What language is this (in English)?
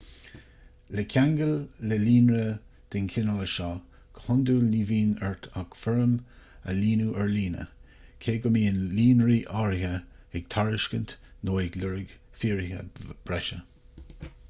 Irish